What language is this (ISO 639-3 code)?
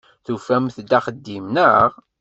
kab